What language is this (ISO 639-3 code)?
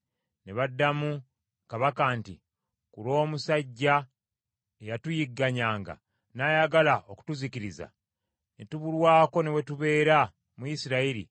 lug